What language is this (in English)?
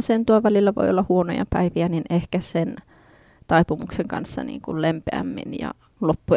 Finnish